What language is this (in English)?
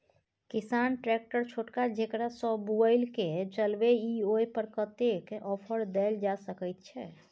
Maithili